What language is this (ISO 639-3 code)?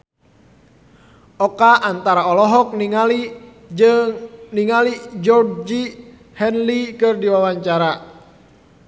sun